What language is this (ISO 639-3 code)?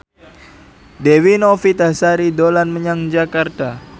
jav